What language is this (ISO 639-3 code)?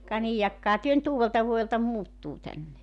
fin